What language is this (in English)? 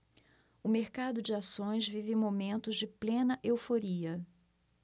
Portuguese